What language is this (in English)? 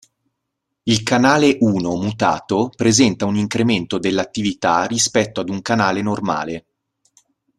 Italian